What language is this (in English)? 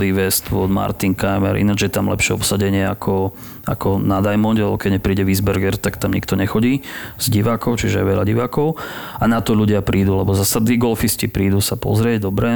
Slovak